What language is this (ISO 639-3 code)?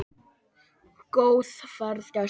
isl